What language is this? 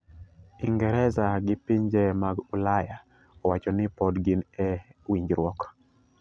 Luo (Kenya and Tanzania)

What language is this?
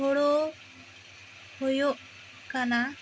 Santali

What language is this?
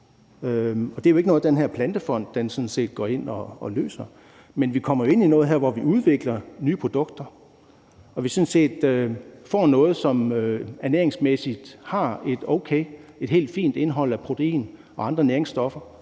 Danish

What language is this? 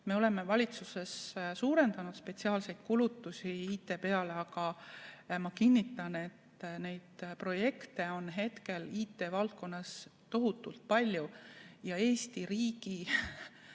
Estonian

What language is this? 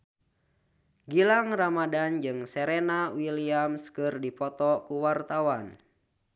Sundanese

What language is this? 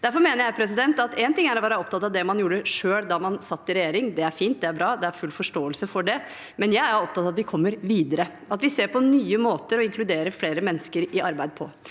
Norwegian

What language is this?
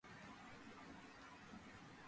Georgian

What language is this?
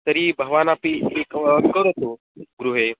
Sanskrit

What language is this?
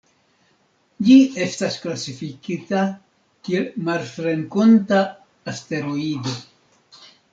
Esperanto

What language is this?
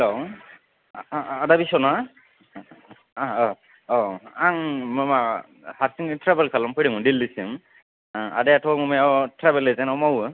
Bodo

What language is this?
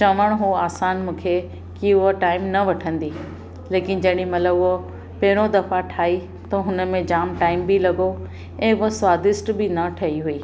Sindhi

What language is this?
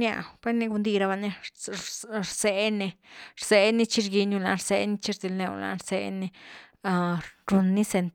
Güilá Zapotec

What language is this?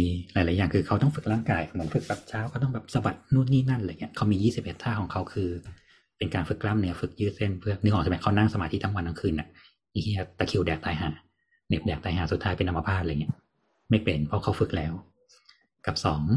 Thai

